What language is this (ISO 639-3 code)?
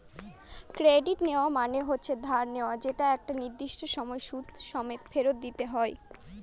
ben